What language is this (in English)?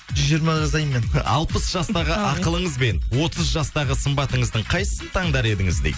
Kazakh